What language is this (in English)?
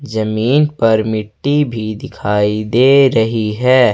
Hindi